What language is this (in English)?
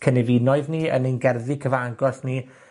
Welsh